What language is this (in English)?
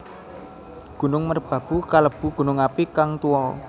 Javanese